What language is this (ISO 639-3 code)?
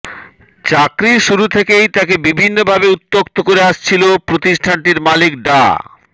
ben